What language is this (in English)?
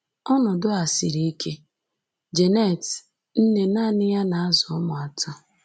Igbo